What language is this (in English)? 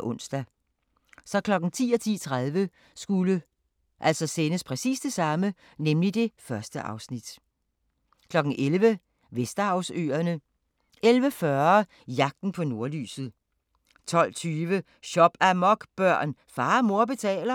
Danish